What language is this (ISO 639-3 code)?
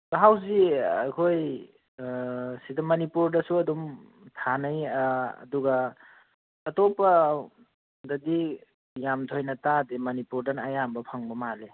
mni